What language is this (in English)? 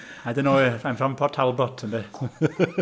Welsh